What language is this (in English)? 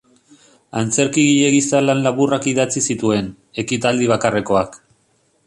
Basque